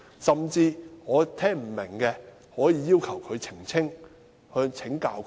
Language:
Cantonese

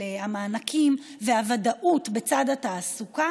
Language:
Hebrew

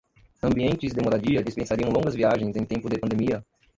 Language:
Portuguese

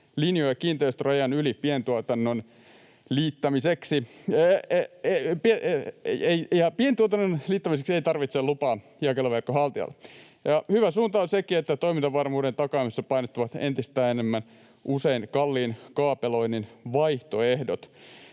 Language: Finnish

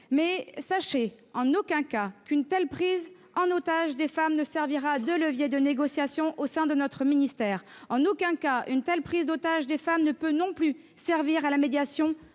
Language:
French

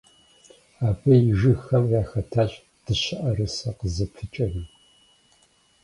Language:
Kabardian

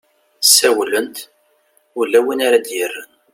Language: Kabyle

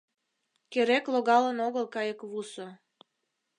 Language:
Mari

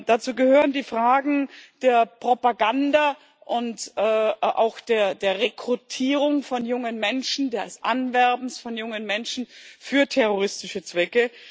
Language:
German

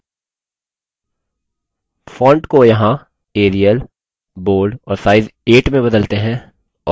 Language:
Hindi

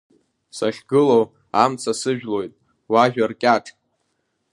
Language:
Abkhazian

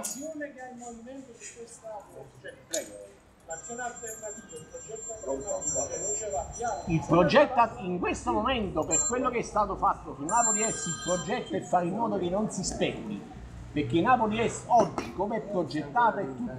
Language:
Italian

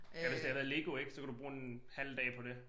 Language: Danish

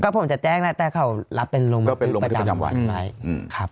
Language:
Thai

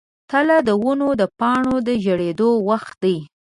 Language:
Pashto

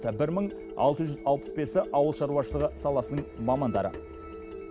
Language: Kazakh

